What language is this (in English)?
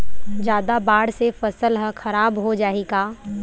Chhattisgarhi